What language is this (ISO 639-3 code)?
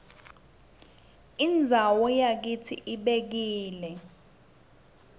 ssw